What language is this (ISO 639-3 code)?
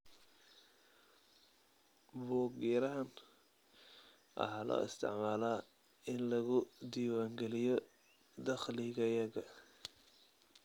som